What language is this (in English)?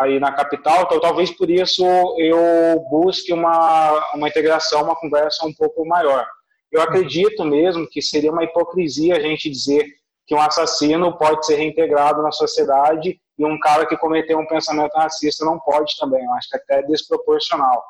Portuguese